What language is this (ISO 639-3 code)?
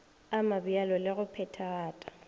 nso